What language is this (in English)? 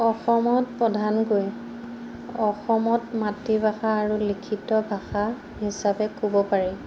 Assamese